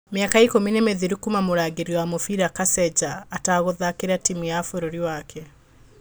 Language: Kikuyu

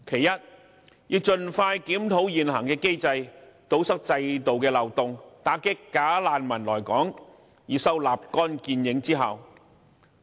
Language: Cantonese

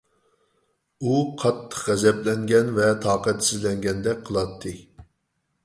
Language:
Uyghur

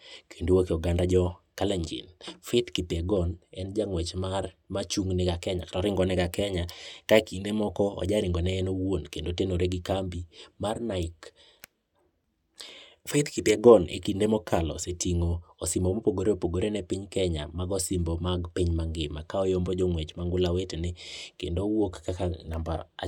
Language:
Luo (Kenya and Tanzania)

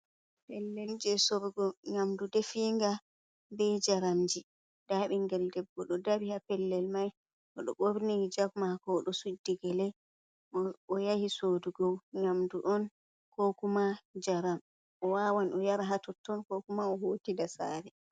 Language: Fula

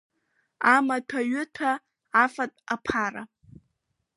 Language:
Abkhazian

